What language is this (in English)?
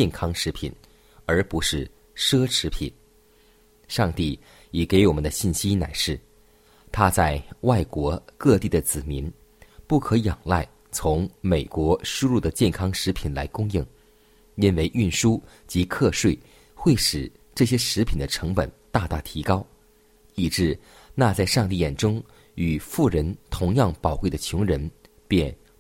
Chinese